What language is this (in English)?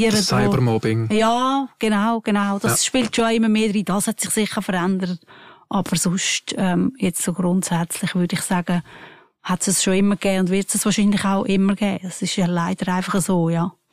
German